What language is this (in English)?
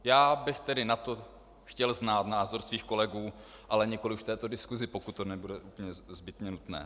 Czech